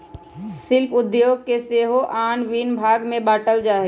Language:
Magahi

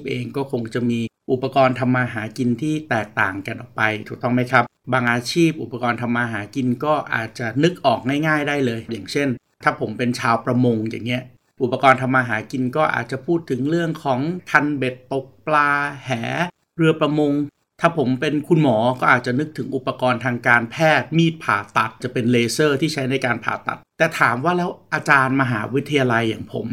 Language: Thai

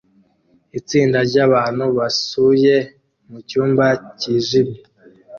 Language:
Kinyarwanda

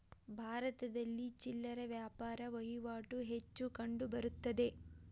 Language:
Kannada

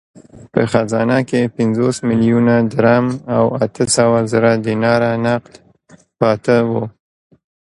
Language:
Pashto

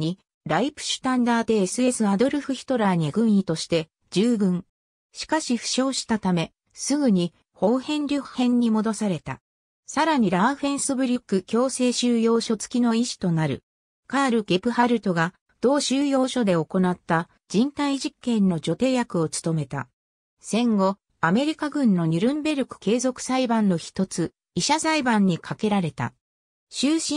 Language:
Japanese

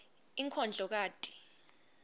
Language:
Swati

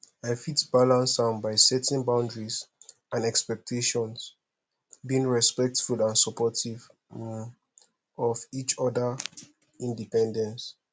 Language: Nigerian Pidgin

